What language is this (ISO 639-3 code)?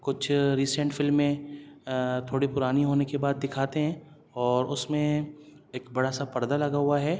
urd